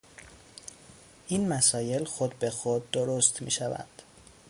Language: Persian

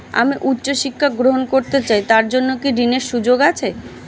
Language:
Bangla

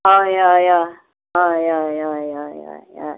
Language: Konkani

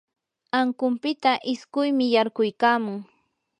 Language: Yanahuanca Pasco Quechua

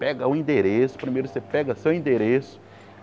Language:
Portuguese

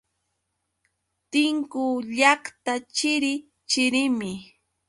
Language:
Yauyos Quechua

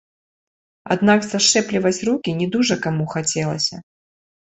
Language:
Belarusian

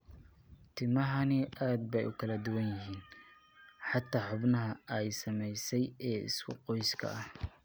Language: Somali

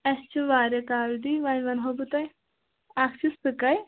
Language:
Kashmiri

